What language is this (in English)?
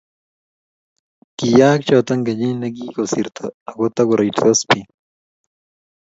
Kalenjin